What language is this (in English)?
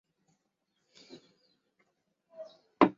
Chinese